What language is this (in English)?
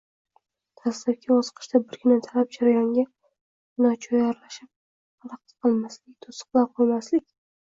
Uzbek